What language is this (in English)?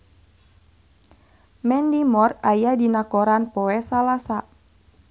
Sundanese